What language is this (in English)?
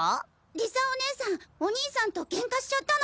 Japanese